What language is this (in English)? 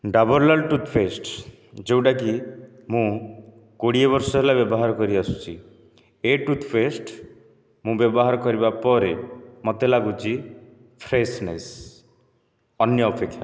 Odia